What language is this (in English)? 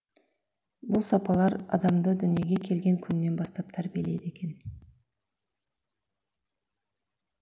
Kazakh